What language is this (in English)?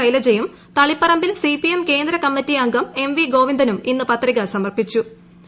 Malayalam